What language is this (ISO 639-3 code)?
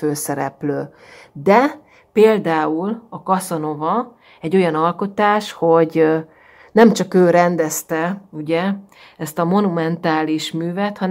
hun